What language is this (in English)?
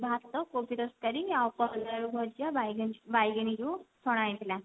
Odia